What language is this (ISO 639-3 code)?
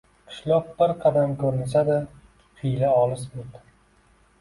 uzb